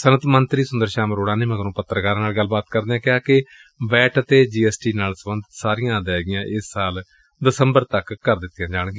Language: Punjabi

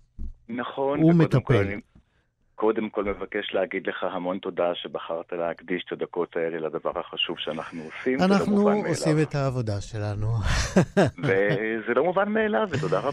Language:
Hebrew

